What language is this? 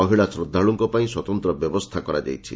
Odia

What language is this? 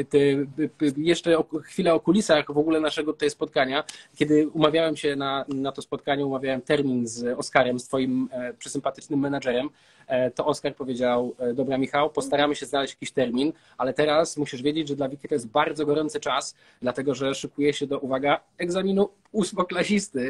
Polish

